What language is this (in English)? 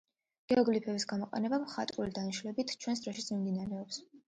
Georgian